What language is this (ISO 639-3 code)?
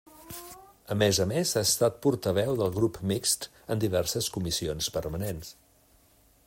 cat